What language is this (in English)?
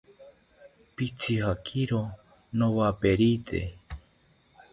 South Ucayali Ashéninka